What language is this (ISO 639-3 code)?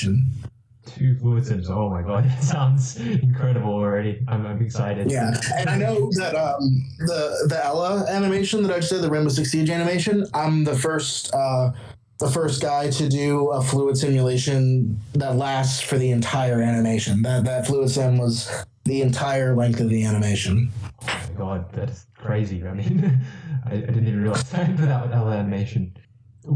eng